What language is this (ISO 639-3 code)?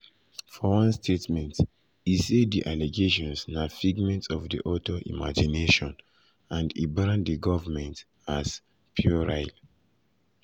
pcm